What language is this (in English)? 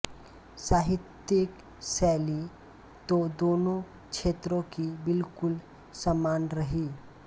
Hindi